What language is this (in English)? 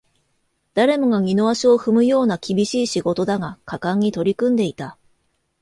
Japanese